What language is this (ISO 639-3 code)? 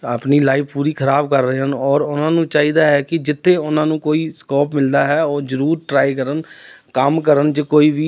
pan